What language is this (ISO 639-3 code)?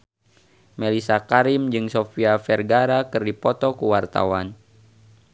sun